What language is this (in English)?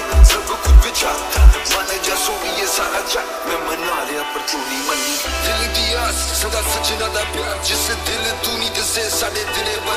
Romanian